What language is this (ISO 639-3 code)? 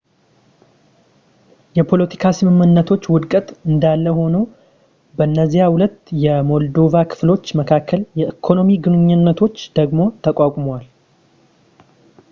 amh